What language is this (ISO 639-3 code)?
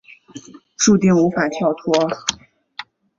zho